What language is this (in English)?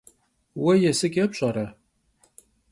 Kabardian